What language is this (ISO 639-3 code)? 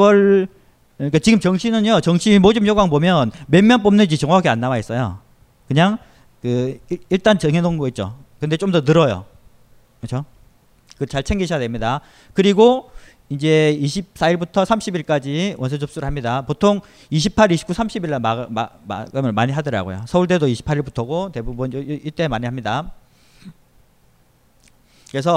kor